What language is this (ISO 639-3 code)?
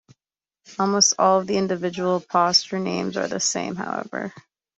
eng